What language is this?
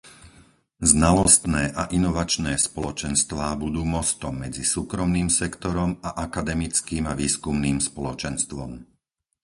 Slovak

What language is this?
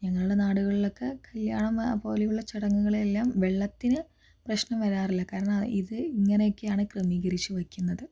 Malayalam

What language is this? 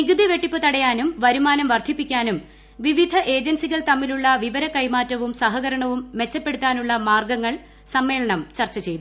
Malayalam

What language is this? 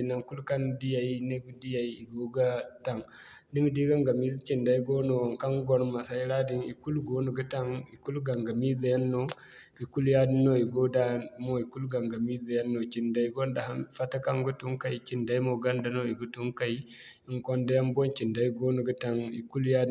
Zarma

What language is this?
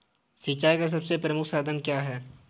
Hindi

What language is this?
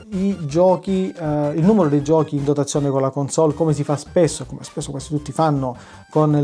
Italian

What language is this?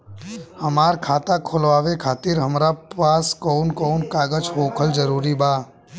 Bhojpuri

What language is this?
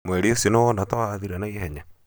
Kikuyu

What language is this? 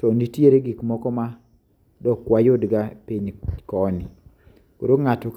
Luo (Kenya and Tanzania)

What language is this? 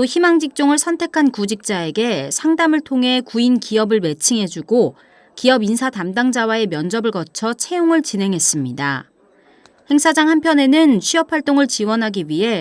Korean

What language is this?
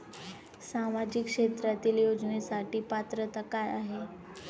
Marathi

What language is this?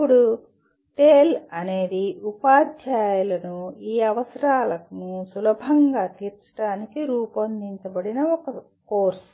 Telugu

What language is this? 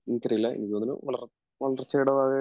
Malayalam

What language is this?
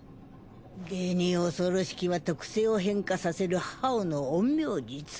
Japanese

